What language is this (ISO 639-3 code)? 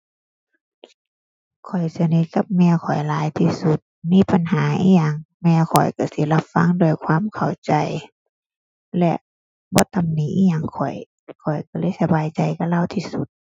tha